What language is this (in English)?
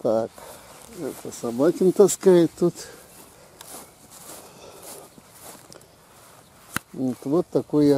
Russian